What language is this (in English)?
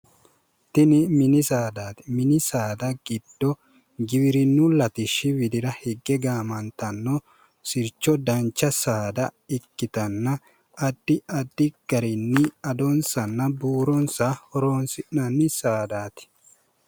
Sidamo